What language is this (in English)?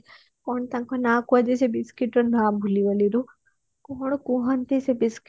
Odia